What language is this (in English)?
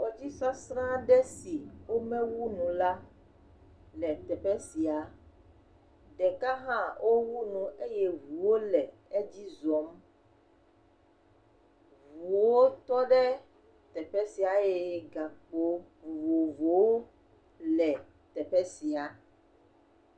Ewe